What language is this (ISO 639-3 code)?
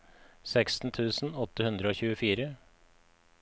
nor